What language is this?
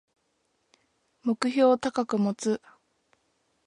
Japanese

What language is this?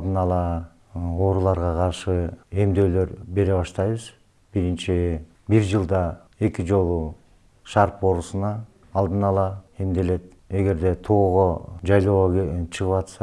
Turkish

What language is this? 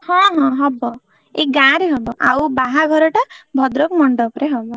Odia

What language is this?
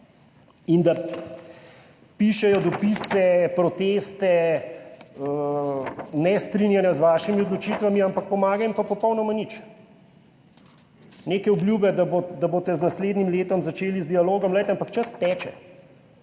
Slovenian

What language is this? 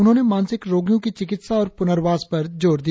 Hindi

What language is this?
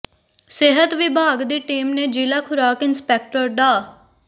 Punjabi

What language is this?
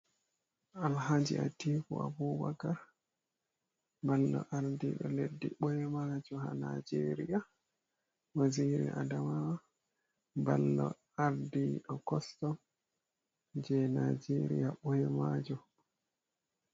Fula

